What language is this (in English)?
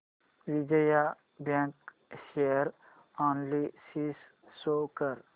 Marathi